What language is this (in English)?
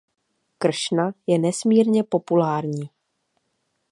Czech